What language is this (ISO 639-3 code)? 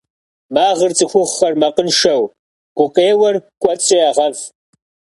kbd